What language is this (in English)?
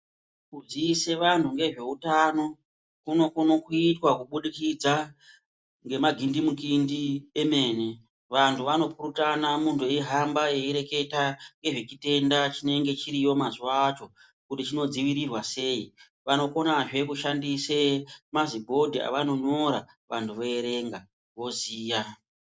Ndau